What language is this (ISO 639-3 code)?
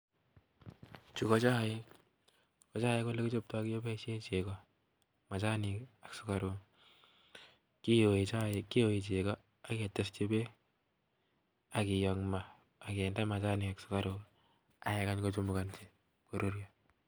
kln